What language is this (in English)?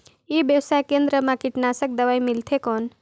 Chhattisgarhi